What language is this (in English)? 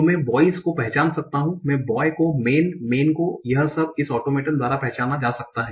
Hindi